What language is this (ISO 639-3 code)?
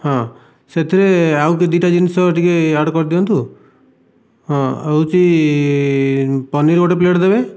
ori